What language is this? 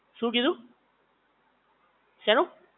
Gujarati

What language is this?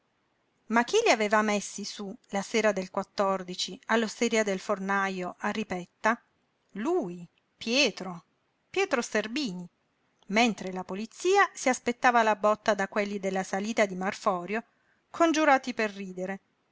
Italian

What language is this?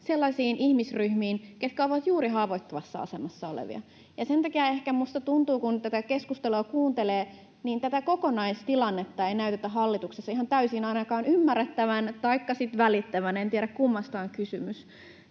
Finnish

